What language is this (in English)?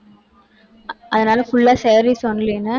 Tamil